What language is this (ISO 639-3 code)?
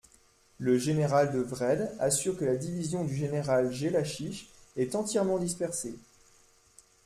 fra